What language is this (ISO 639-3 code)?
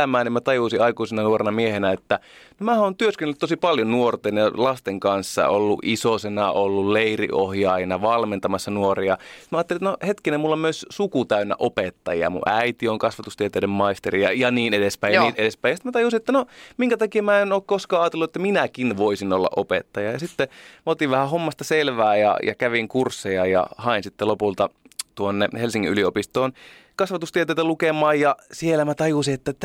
fin